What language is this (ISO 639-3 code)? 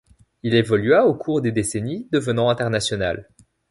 fra